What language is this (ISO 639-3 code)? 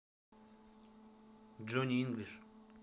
rus